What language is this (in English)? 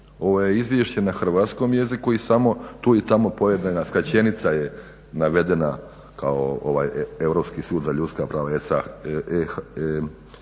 Croatian